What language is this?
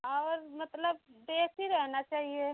Hindi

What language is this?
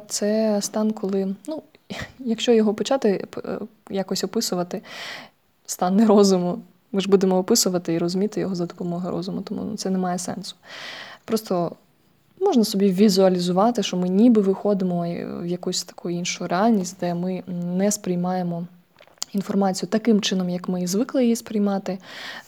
Ukrainian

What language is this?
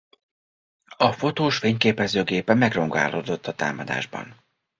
Hungarian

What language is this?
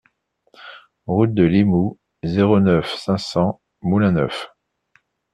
French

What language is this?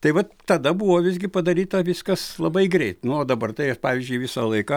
Lithuanian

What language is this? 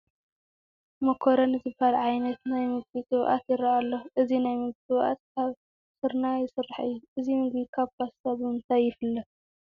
Tigrinya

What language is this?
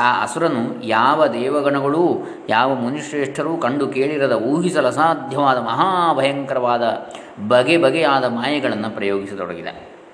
Kannada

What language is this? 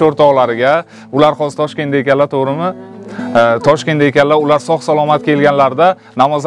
Turkish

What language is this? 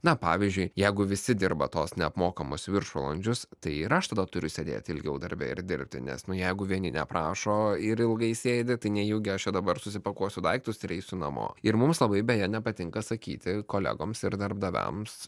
Lithuanian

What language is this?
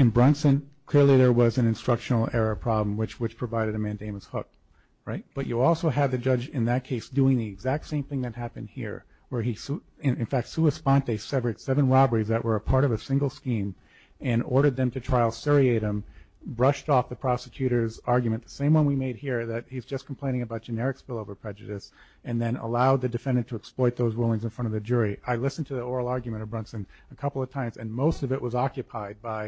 English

